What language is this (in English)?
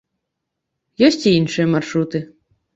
Belarusian